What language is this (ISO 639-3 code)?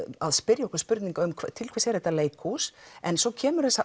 isl